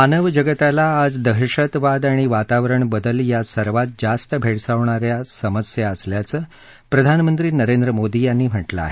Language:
Marathi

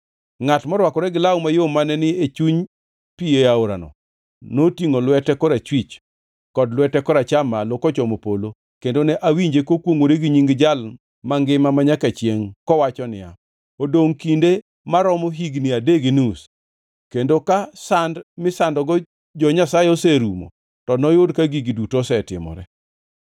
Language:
Luo (Kenya and Tanzania)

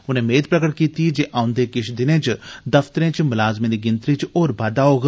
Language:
Dogri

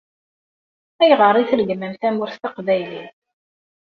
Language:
Kabyle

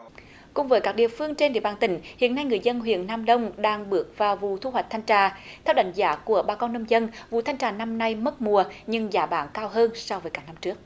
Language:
Vietnamese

